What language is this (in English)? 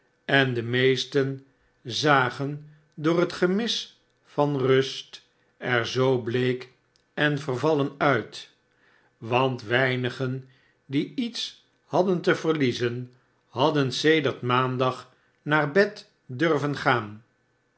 Dutch